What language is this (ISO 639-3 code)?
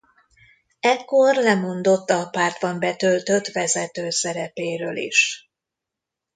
hun